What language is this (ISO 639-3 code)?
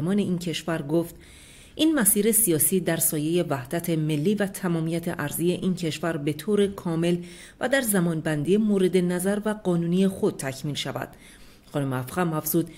fas